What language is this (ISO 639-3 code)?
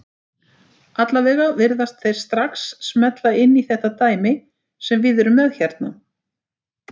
isl